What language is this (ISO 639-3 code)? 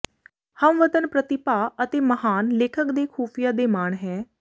pan